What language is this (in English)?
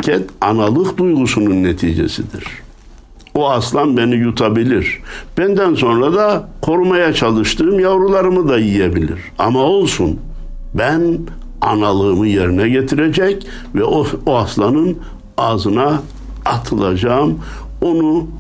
Turkish